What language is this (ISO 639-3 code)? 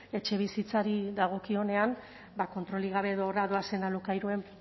eus